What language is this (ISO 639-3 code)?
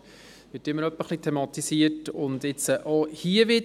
gsw